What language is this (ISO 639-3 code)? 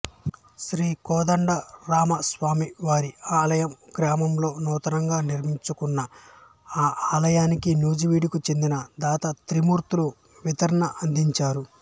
tel